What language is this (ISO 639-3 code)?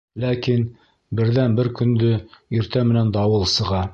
bak